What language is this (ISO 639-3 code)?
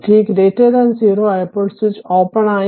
mal